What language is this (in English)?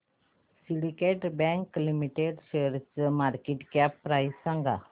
Marathi